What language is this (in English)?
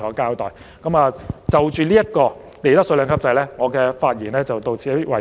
Cantonese